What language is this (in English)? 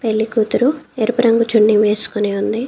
Telugu